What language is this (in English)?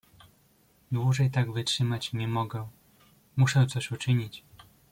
Polish